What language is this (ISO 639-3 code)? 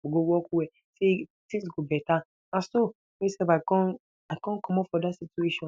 pcm